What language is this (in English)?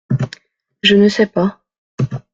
French